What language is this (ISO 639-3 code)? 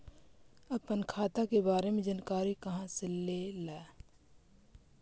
mag